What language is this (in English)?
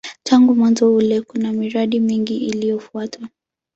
Swahili